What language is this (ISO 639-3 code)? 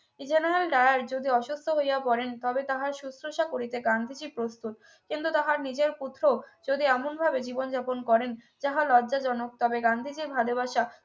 ben